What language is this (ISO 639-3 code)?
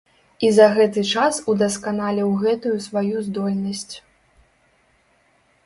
bel